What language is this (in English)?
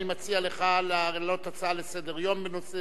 Hebrew